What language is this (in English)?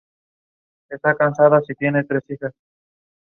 English